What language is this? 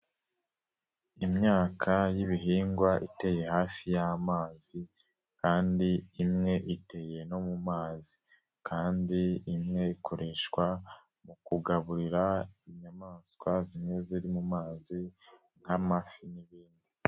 Kinyarwanda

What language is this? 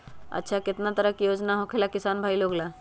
Magahi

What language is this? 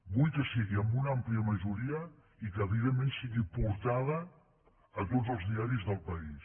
Catalan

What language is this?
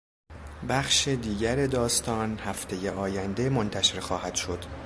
Persian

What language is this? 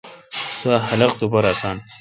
Kalkoti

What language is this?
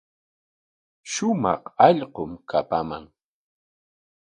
Corongo Ancash Quechua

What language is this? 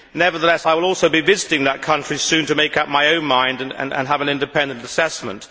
English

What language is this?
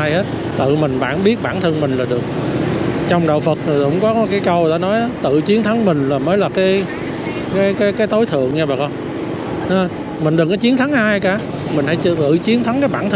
Vietnamese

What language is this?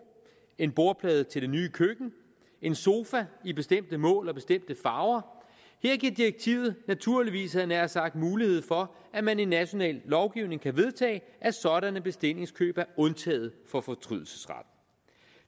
Danish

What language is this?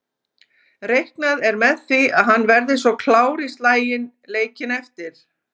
Icelandic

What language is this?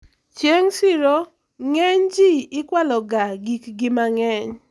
Luo (Kenya and Tanzania)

